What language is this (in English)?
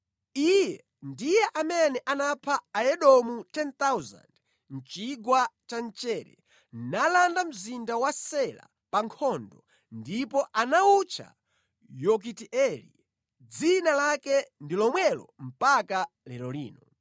Nyanja